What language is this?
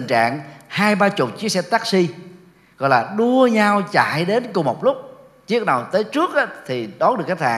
Vietnamese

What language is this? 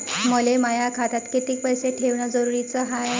Marathi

